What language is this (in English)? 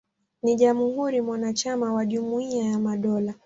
Swahili